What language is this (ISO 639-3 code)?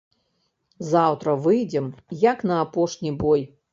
bel